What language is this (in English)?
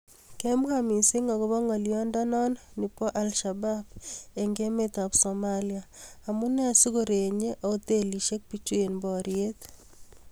Kalenjin